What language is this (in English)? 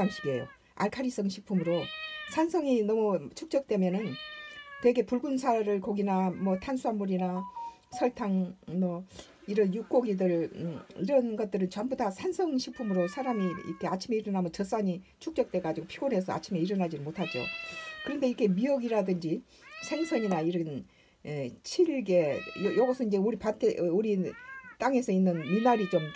Korean